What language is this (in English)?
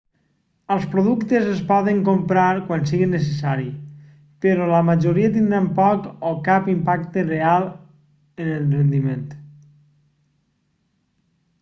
Catalan